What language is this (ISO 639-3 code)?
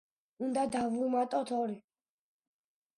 kat